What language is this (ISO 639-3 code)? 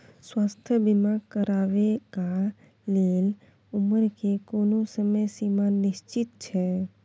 mai